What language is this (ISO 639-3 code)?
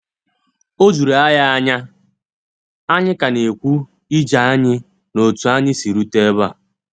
ibo